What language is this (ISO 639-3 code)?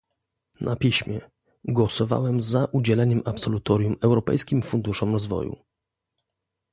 pol